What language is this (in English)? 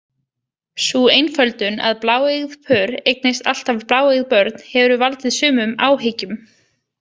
Icelandic